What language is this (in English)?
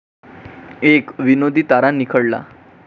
Marathi